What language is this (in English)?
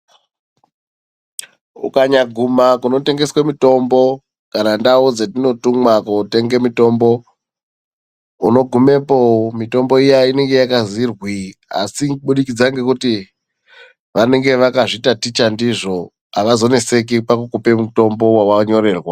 Ndau